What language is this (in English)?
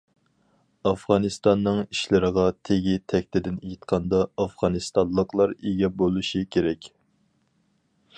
Uyghur